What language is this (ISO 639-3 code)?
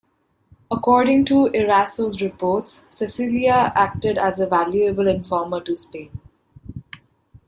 eng